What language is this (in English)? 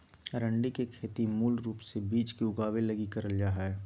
Magahi